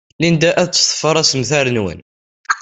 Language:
Kabyle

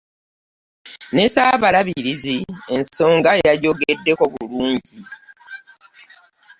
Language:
Ganda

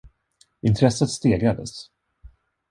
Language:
Swedish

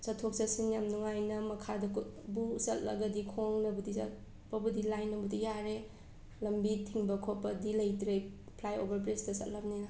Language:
Manipuri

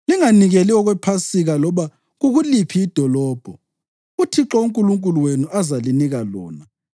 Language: North Ndebele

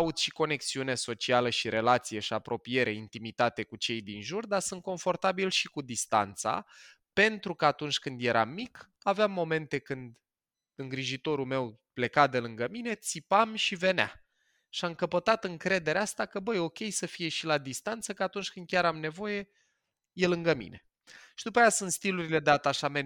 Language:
Romanian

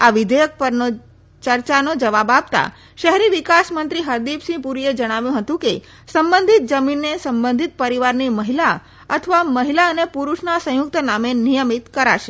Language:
Gujarati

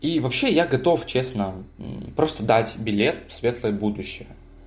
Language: Russian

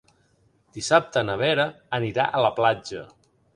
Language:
Catalan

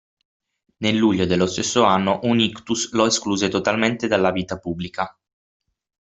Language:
Italian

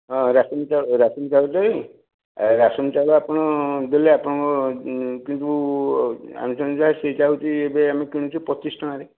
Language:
Odia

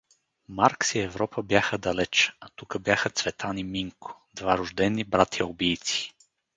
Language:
Bulgarian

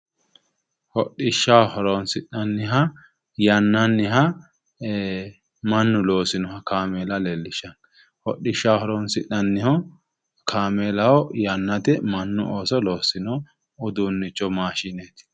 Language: Sidamo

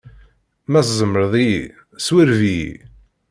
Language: Kabyle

